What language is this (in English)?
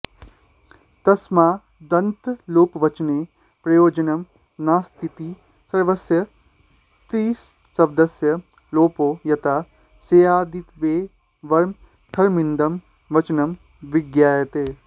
Sanskrit